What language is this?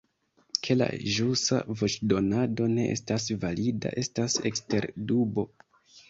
Esperanto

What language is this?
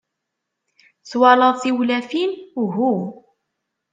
Kabyle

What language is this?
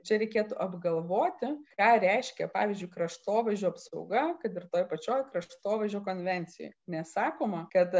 Lithuanian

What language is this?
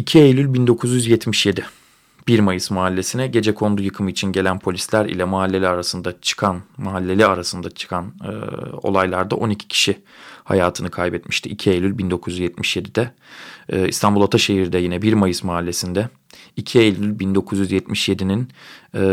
Turkish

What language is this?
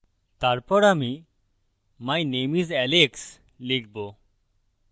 Bangla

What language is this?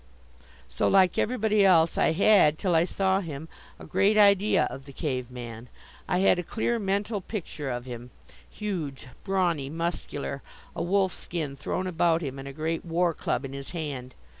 English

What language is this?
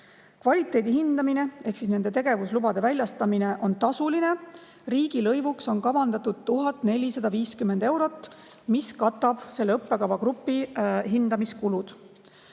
Estonian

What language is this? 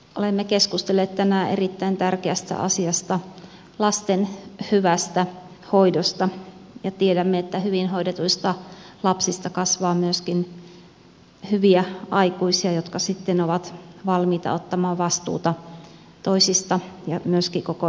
Finnish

